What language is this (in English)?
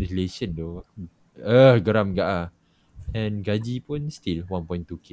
Malay